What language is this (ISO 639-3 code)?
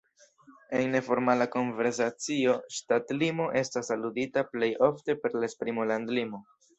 epo